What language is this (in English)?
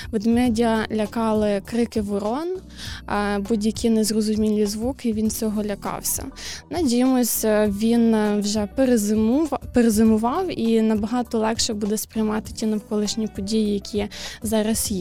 Ukrainian